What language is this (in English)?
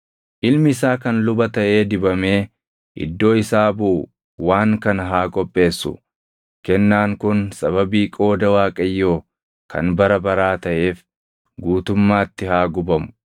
Oromo